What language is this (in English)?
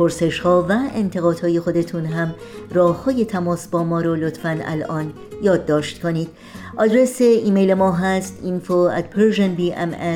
Persian